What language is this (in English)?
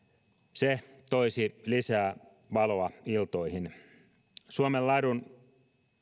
Finnish